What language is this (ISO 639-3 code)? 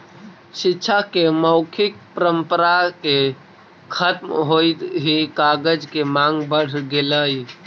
mag